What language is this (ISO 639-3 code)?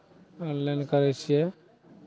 mai